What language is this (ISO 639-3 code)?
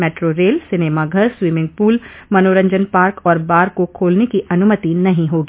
hin